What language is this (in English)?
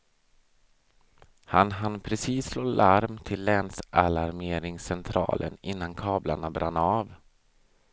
Swedish